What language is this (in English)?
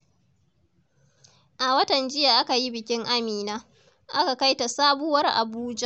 Hausa